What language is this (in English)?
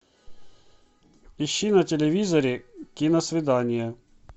Russian